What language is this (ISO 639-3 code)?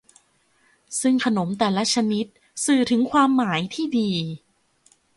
tha